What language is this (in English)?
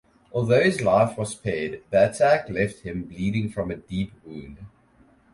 English